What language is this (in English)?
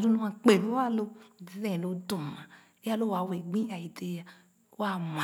Khana